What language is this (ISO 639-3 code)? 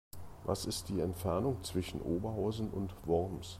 deu